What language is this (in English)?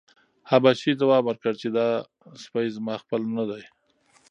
Pashto